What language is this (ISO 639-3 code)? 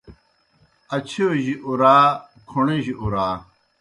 plk